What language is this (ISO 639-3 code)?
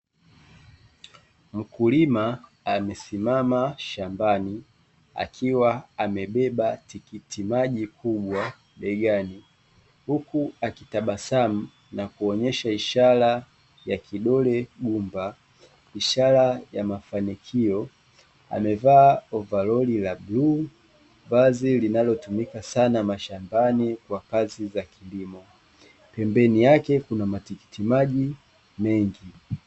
swa